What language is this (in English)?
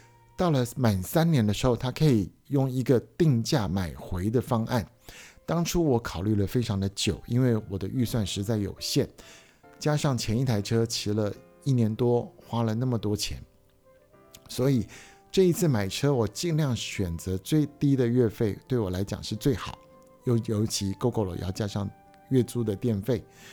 Chinese